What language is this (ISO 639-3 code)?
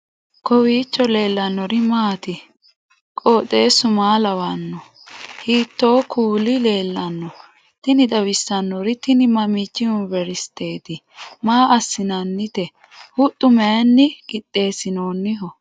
sid